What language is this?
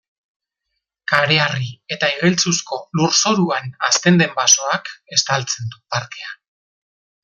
Basque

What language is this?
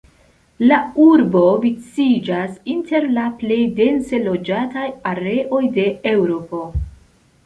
Esperanto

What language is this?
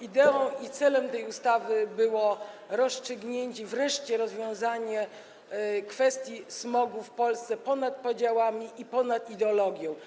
Polish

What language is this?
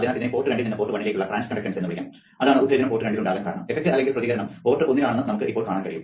Malayalam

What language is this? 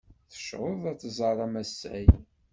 Kabyle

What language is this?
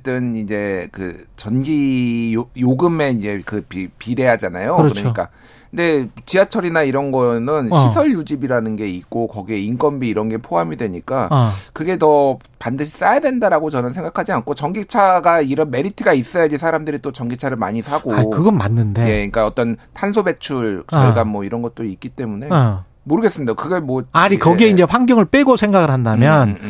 Korean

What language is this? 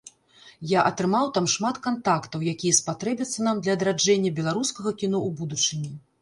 Belarusian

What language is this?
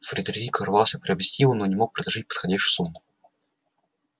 Russian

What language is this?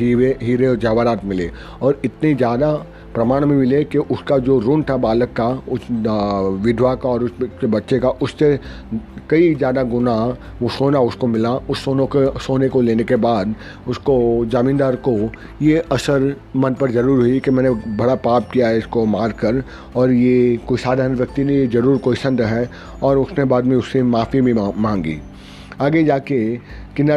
Hindi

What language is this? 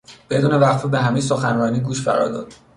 Persian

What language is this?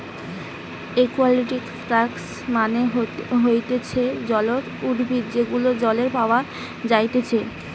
Bangla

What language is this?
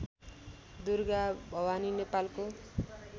Nepali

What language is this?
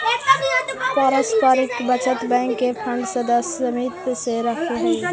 Magahi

